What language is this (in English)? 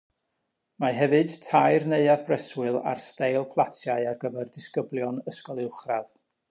Welsh